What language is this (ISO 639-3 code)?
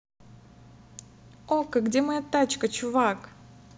rus